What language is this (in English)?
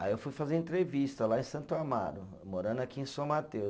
Portuguese